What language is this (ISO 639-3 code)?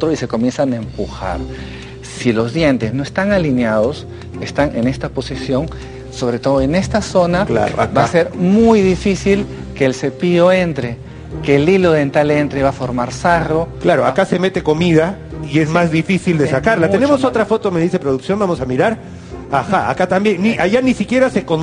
spa